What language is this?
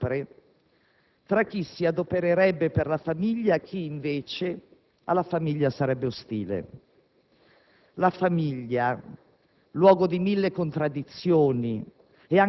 Italian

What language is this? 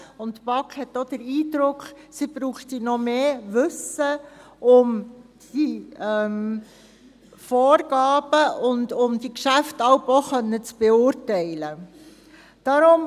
Swiss German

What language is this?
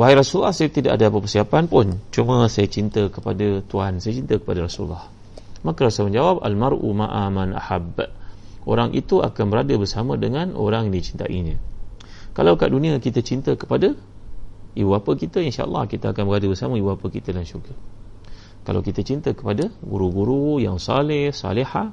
Malay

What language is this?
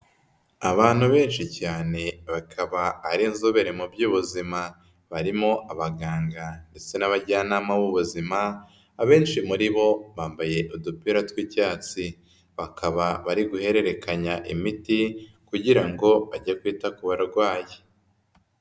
Kinyarwanda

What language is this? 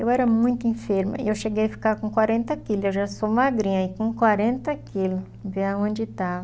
Portuguese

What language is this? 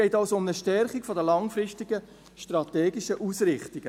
Swiss German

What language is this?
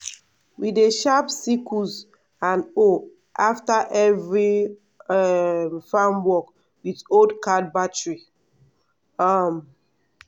Nigerian Pidgin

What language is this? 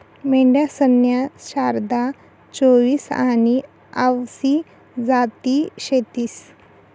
Marathi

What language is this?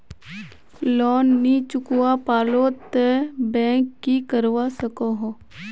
Magahi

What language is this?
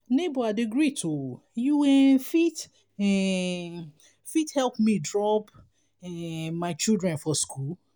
Nigerian Pidgin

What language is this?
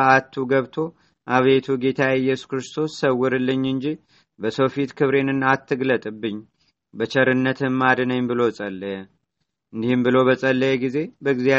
Amharic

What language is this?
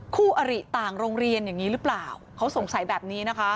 Thai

